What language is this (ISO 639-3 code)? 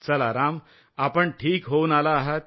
mar